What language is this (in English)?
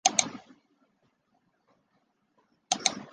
Chinese